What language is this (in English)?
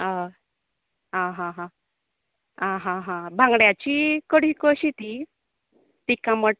Konkani